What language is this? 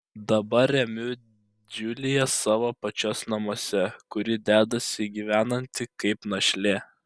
Lithuanian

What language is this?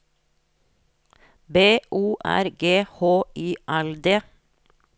Norwegian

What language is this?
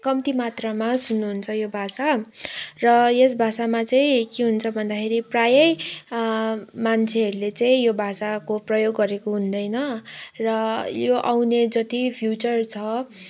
Nepali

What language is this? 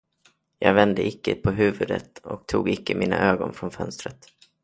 Swedish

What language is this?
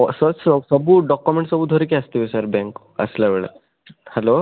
Odia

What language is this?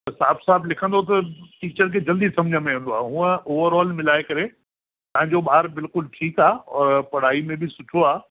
Sindhi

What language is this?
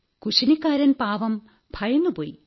Malayalam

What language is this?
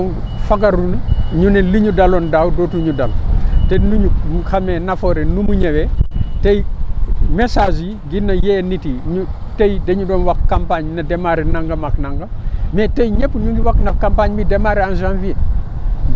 Wolof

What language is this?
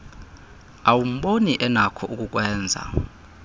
Xhosa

